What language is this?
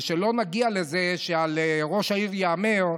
Hebrew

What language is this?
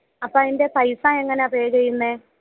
Malayalam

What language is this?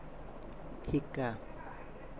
Assamese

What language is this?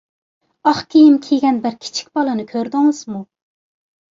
Uyghur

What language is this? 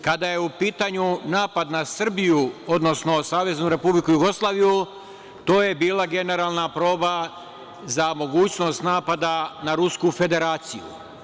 Serbian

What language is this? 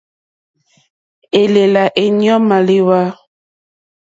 Mokpwe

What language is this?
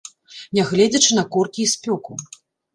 Belarusian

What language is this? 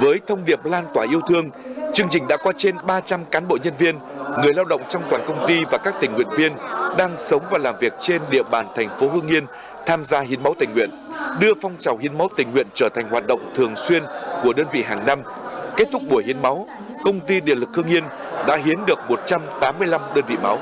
Vietnamese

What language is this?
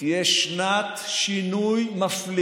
Hebrew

